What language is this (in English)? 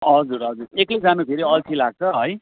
Nepali